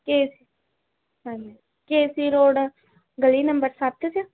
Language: Punjabi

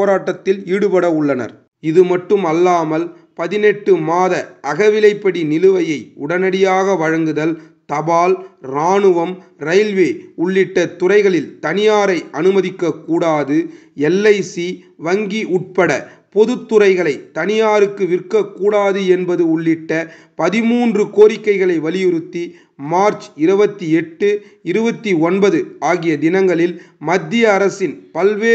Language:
Romanian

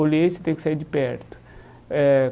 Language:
Portuguese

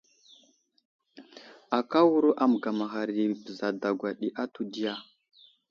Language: Wuzlam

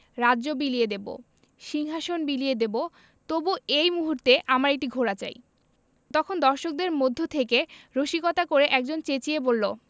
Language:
Bangla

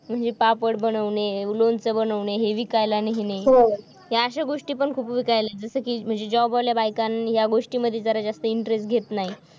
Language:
Marathi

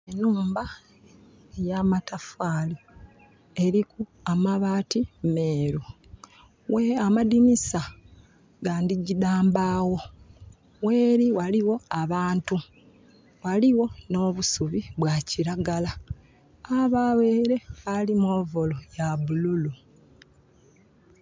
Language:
Soga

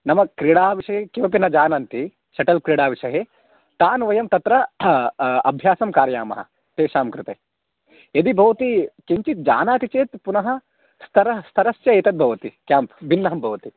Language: Sanskrit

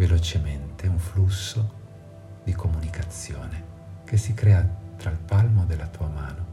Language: Italian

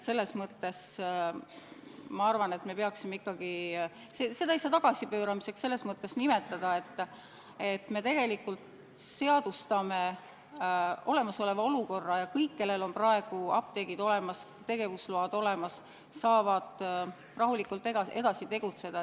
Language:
Estonian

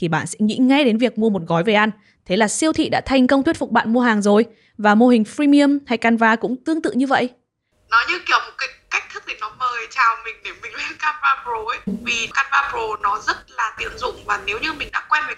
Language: Vietnamese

